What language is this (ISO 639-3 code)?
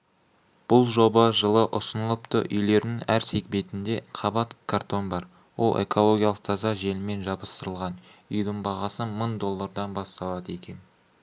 kaz